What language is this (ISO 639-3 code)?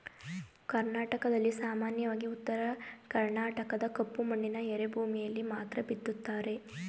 kan